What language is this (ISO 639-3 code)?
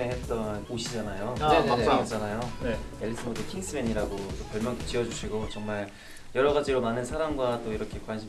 kor